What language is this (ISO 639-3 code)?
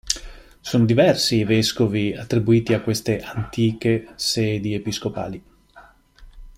ita